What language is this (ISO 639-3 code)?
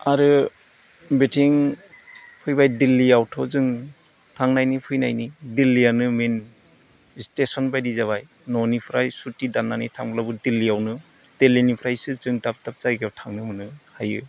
brx